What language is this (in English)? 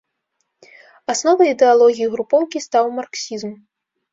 Belarusian